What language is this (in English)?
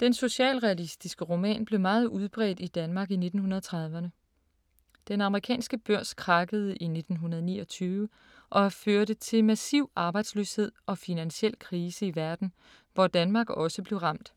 Danish